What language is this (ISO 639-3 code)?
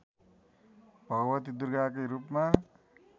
nep